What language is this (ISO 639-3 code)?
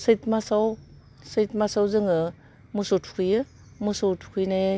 brx